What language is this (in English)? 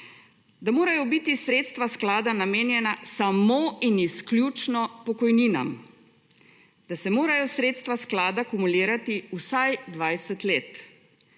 Slovenian